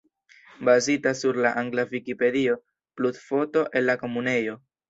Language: Esperanto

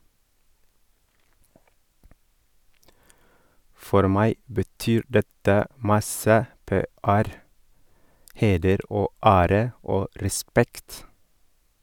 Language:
Norwegian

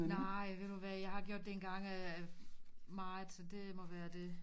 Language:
Danish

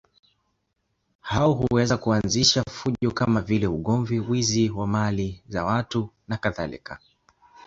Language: Swahili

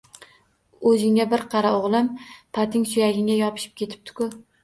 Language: Uzbek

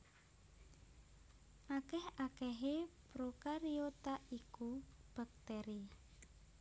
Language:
Javanese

